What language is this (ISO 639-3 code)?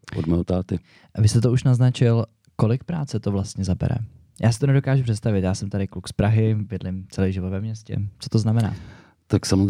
ces